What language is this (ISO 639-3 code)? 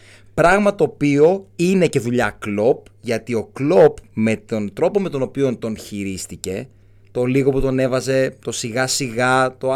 ell